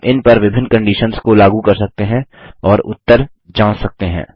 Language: Hindi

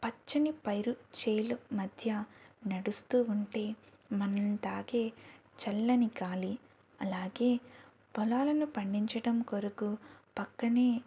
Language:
Telugu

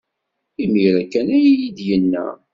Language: Kabyle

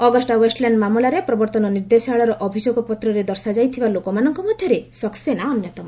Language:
Odia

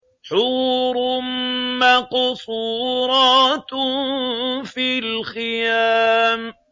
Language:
Arabic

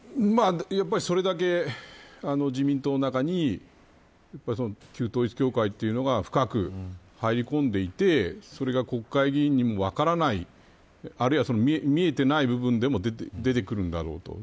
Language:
Japanese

